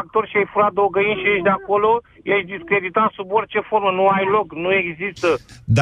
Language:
Romanian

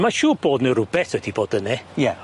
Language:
Welsh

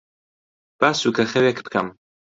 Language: Central Kurdish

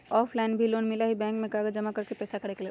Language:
Magahi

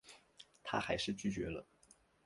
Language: Chinese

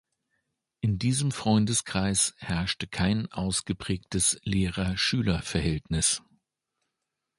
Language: German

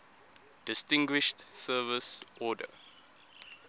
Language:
English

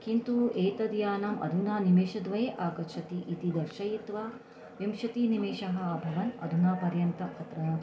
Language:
Sanskrit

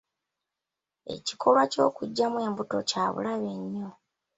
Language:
Ganda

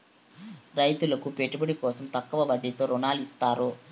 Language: Telugu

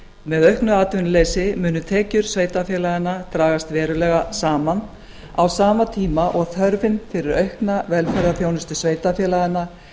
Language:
Icelandic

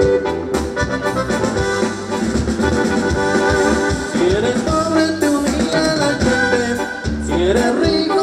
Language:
Spanish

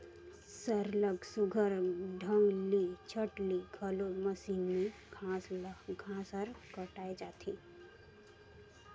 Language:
Chhattisgarhi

